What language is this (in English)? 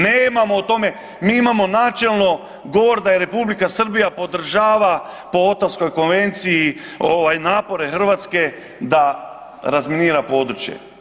Croatian